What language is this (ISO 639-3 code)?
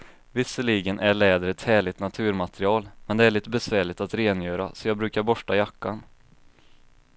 swe